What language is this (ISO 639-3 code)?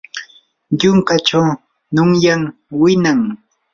qur